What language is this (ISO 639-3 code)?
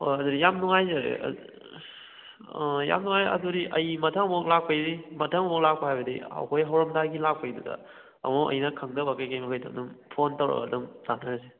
mni